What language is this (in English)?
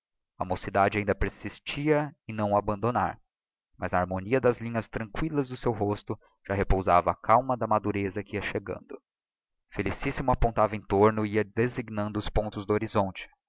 Portuguese